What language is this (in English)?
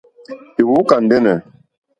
Mokpwe